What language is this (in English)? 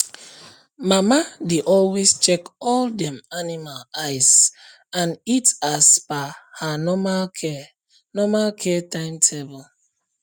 Nigerian Pidgin